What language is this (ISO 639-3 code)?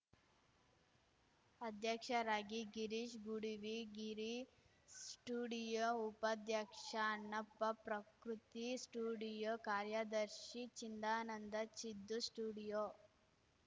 kan